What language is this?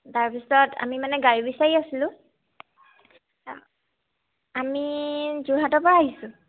Assamese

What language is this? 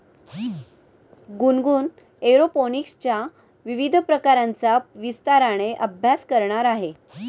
Marathi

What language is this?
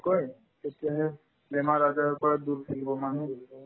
Assamese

